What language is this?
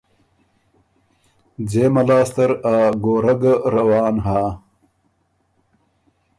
Ormuri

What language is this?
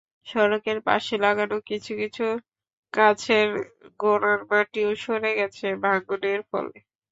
Bangla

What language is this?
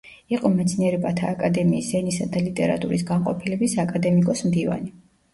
Georgian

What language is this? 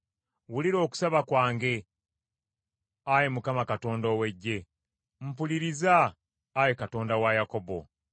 Ganda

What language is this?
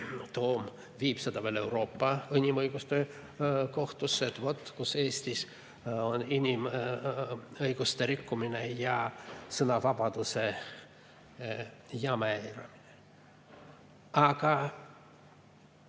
Estonian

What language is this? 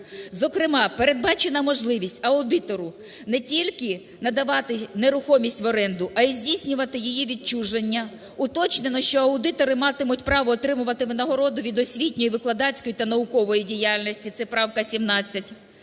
Ukrainian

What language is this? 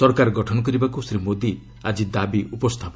Odia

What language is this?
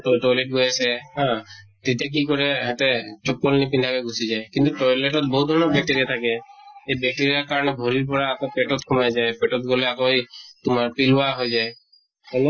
Assamese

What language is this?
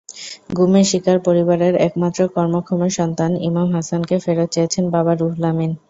Bangla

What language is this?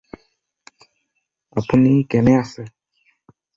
Assamese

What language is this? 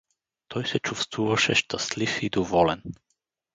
Bulgarian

